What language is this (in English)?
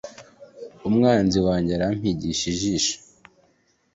Kinyarwanda